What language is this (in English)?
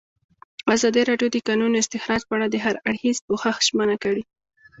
Pashto